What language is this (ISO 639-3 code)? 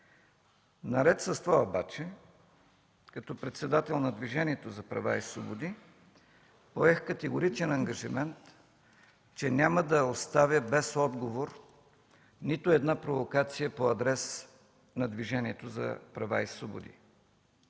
bul